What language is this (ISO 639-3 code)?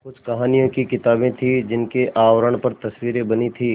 hin